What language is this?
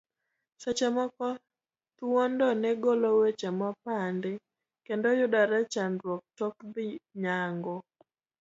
Luo (Kenya and Tanzania)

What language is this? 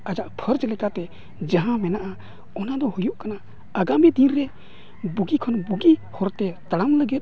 Santali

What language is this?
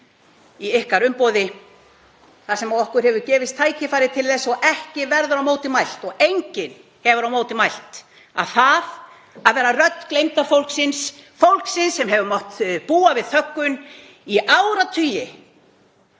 Icelandic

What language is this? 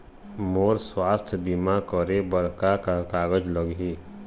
Chhattisgarhi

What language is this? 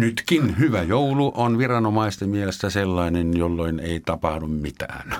Finnish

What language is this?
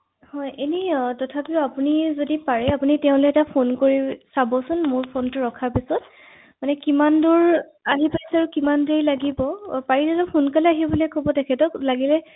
Assamese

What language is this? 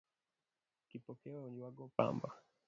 Luo (Kenya and Tanzania)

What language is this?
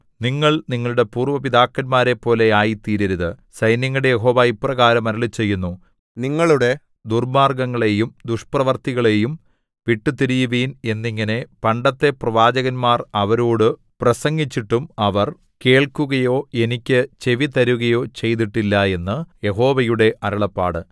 Malayalam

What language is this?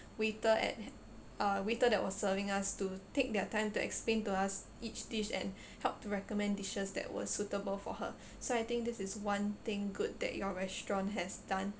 English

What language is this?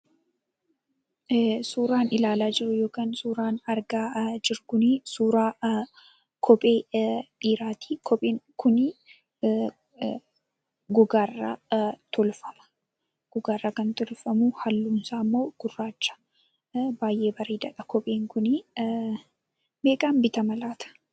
Oromo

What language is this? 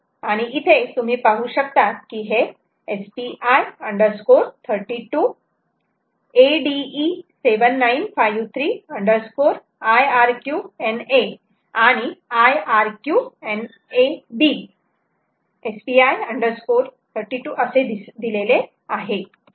Marathi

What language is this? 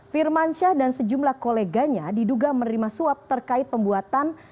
Indonesian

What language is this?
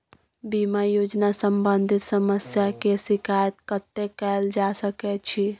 Maithili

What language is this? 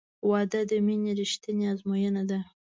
Pashto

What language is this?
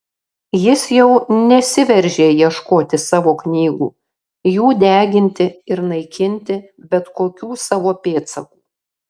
Lithuanian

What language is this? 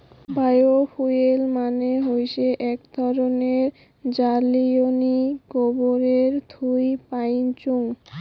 Bangla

